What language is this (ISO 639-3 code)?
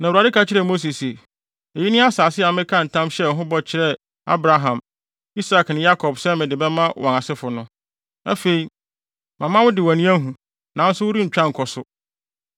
aka